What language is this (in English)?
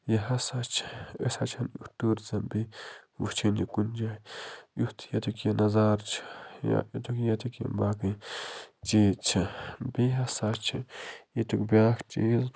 Kashmiri